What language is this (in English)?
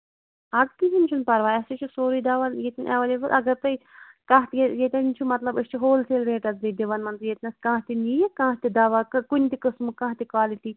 Kashmiri